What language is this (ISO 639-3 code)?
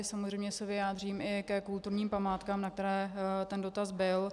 ces